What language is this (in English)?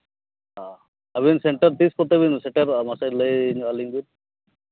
Santali